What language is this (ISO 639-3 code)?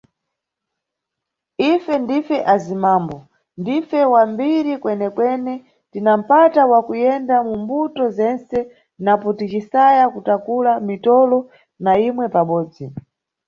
nyu